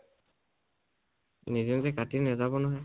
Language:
Assamese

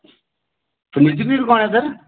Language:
Dogri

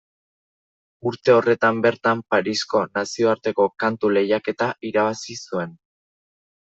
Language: Basque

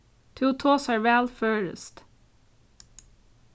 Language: Faroese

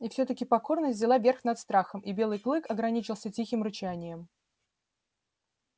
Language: Russian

